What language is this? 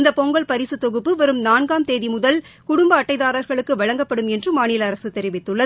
Tamil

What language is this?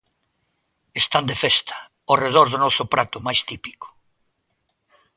Galician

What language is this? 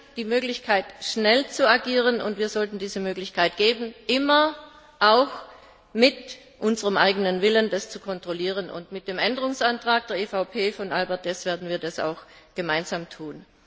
German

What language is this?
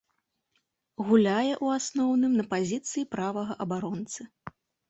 Belarusian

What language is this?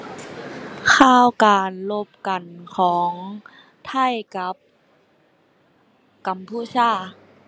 Thai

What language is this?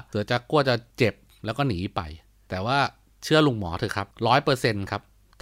Thai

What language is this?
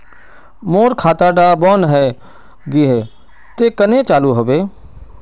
Magahi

